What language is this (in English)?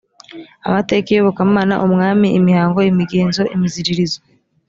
Kinyarwanda